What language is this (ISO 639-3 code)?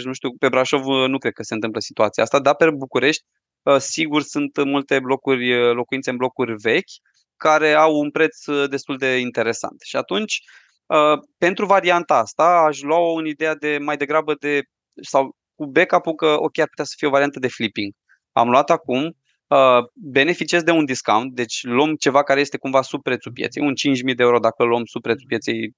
ron